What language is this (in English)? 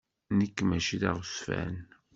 Kabyle